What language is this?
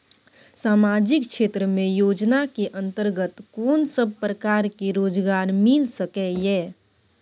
Maithili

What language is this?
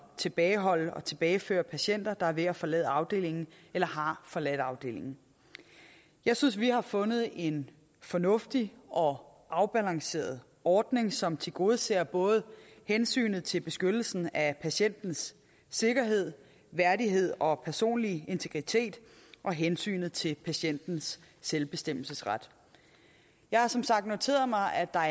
Danish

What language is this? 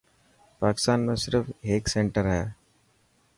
Dhatki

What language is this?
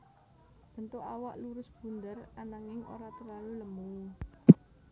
Javanese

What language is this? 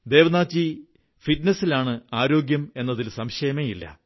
Malayalam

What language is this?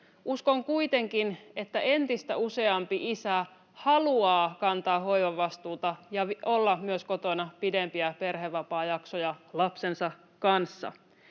Finnish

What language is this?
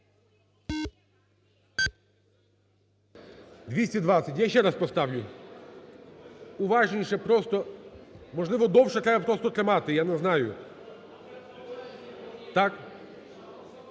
Ukrainian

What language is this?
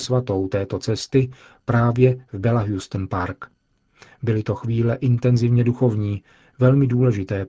Czech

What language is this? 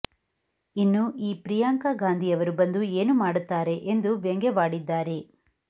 Kannada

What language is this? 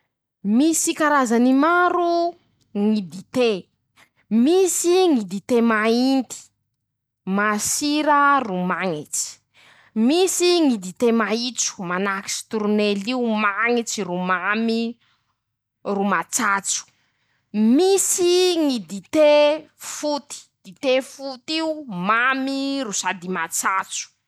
Masikoro Malagasy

